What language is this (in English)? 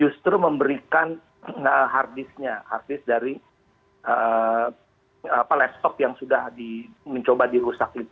Indonesian